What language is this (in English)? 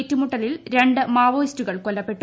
Malayalam